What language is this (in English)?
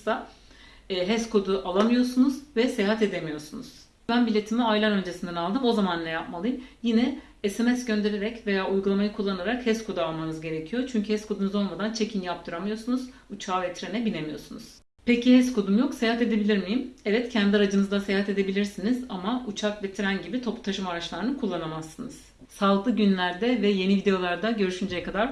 Turkish